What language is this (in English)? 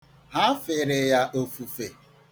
Igbo